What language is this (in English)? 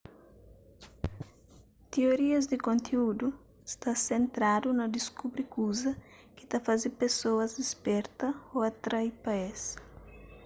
Kabuverdianu